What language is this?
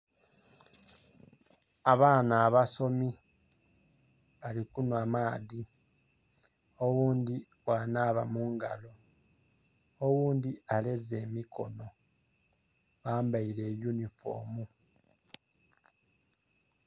Soga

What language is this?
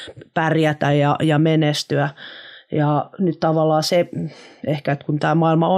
Finnish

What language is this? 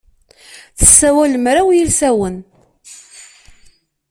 Kabyle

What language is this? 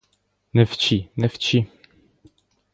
Ukrainian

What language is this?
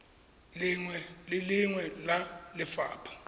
Tswana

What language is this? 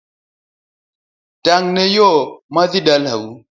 Luo (Kenya and Tanzania)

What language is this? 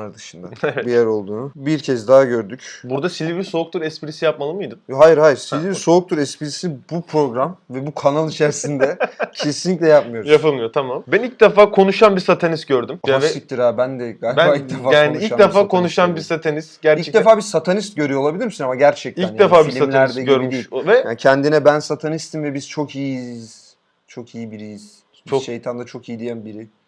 Turkish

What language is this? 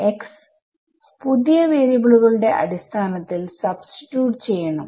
Malayalam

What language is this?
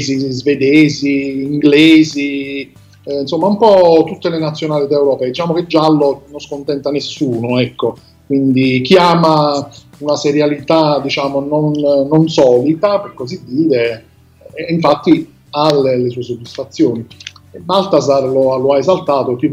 Italian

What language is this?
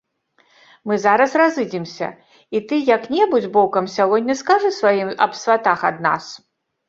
Belarusian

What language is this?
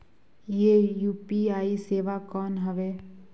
Chhattisgarhi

